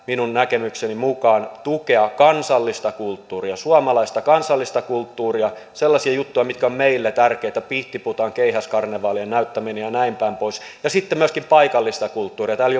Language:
Finnish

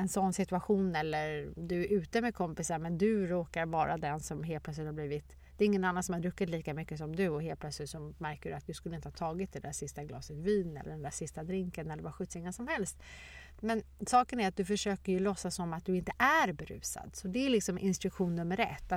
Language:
Swedish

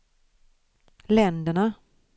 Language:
Swedish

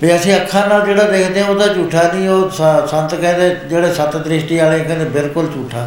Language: Punjabi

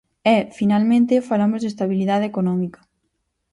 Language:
Galician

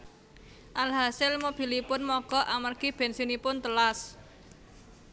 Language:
Javanese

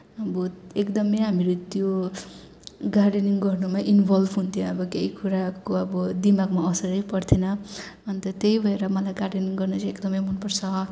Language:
Nepali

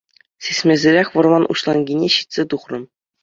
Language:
Chuvash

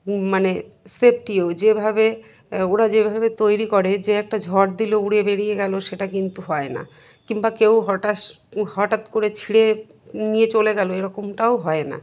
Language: Bangla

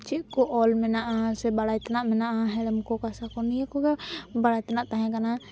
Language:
Santali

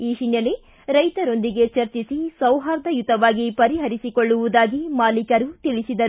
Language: Kannada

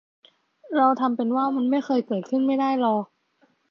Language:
Thai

